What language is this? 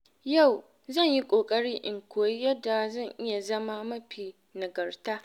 Hausa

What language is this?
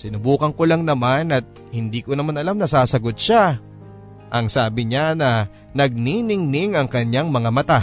Filipino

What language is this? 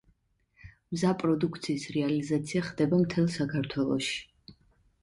Georgian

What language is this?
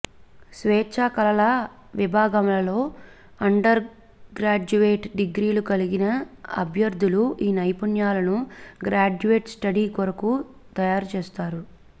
Telugu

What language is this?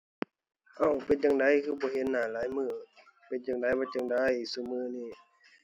Thai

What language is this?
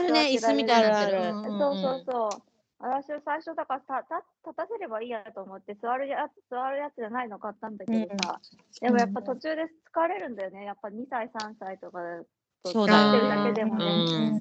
Japanese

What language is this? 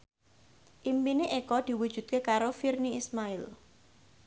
Javanese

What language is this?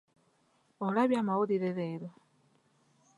Ganda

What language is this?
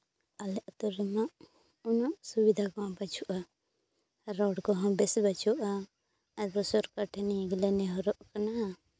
Santali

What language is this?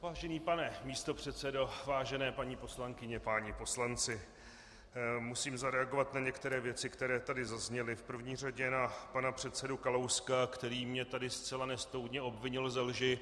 Czech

